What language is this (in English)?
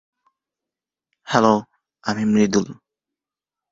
Bangla